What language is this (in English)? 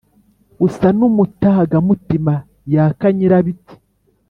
Kinyarwanda